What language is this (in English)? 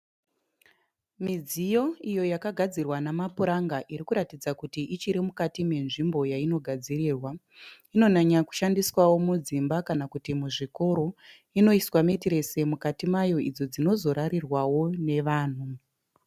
Shona